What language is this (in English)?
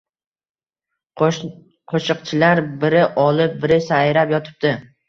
Uzbek